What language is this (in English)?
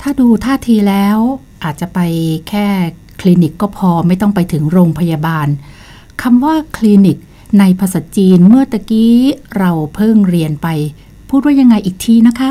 Thai